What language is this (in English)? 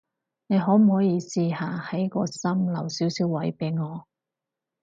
Cantonese